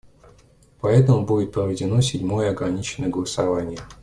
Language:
Russian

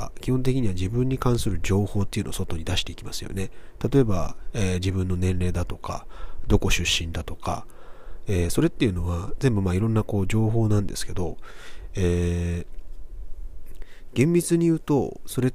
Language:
Japanese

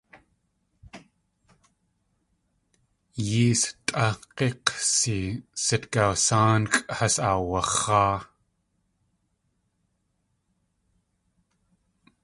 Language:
Tlingit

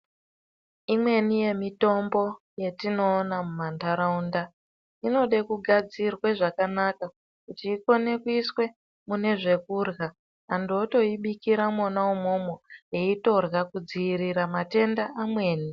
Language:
Ndau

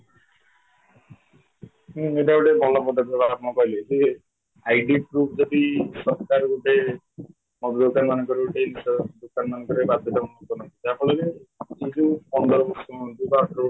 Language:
Odia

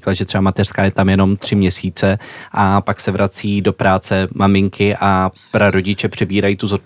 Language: Czech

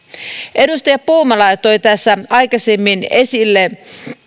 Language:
Finnish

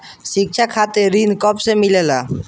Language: Bhojpuri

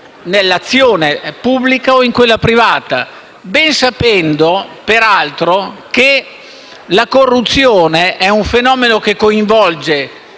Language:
Italian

